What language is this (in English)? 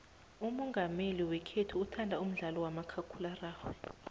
South Ndebele